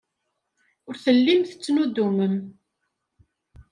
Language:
Kabyle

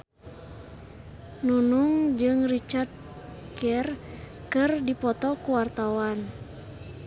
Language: Sundanese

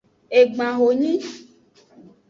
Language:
Aja (Benin)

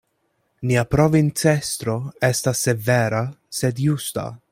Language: Esperanto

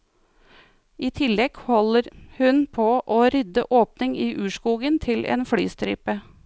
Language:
Norwegian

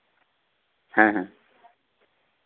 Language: Santali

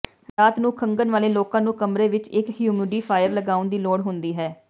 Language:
Punjabi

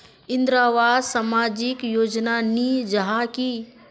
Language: Magahi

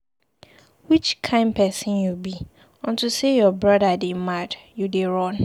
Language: Nigerian Pidgin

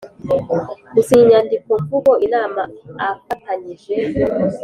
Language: Kinyarwanda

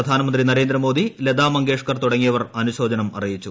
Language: Malayalam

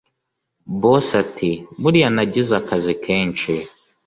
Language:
Kinyarwanda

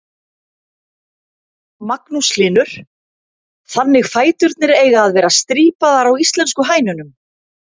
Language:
Icelandic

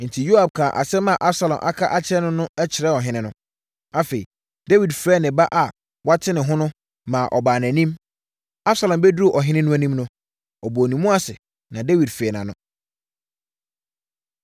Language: Akan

